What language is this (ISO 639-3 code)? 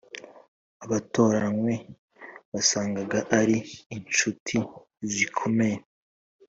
kin